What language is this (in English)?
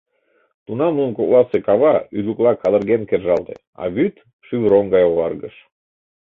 Mari